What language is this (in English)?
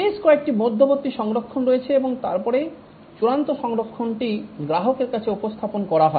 Bangla